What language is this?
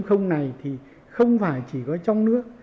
Vietnamese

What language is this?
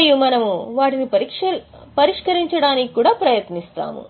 Telugu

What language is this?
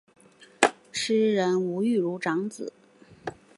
Chinese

